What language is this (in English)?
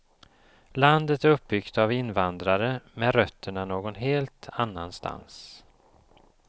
Swedish